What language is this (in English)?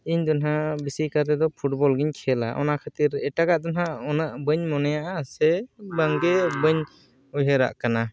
Santali